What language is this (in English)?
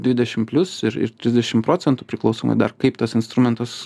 Lithuanian